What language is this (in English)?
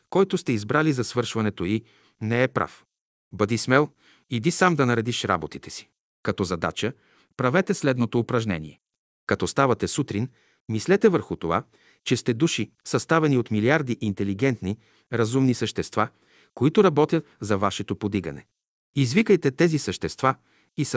Bulgarian